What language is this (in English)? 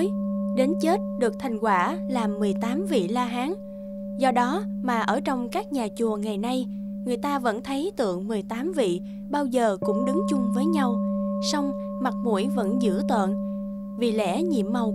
Vietnamese